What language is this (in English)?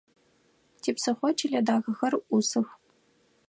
Adyghe